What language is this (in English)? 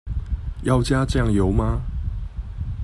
Chinese